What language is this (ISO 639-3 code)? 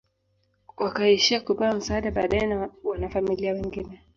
swa